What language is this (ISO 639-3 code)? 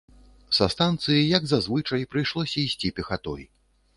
bel